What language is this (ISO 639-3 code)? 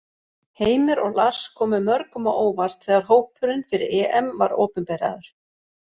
isl